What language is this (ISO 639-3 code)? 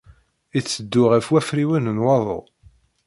kab